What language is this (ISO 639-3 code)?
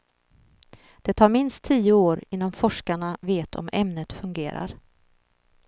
swe